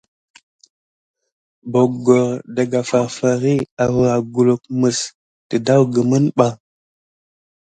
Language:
Gidar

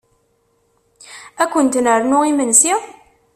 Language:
Kabyle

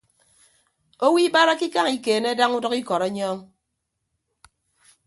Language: Ibibio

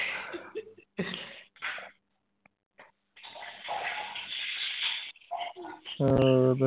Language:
Punjabi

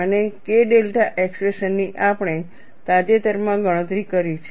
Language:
Gujarati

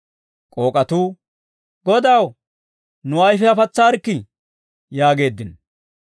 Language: Dawro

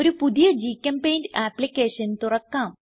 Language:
Malayalam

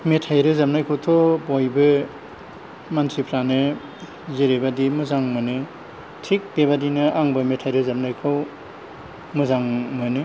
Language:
Bodo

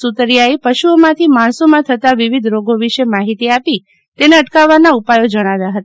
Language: Gujarati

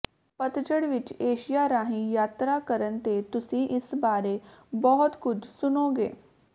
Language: Punjabi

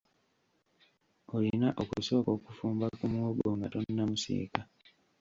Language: Ganda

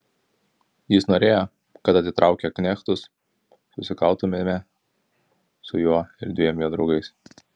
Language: Lithuanian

